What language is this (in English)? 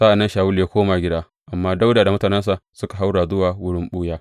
Hausa